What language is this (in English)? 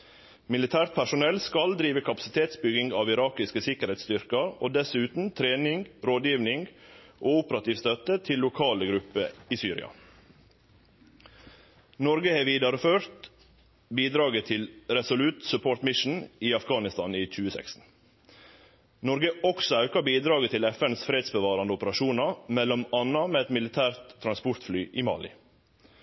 Norwegian Nynorsk